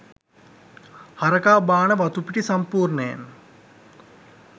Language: Sinhala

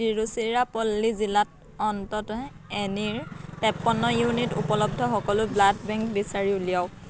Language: Assamese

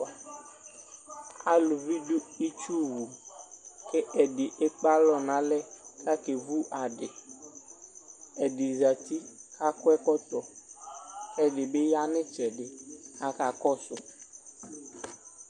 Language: Ikposo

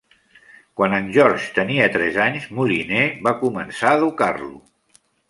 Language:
Catalan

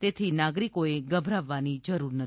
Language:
Gujarati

